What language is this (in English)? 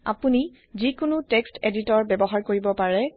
Assamese